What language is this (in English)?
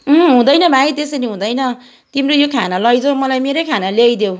Nepali